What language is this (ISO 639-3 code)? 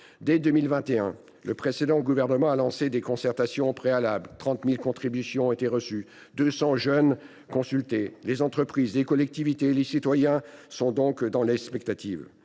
fra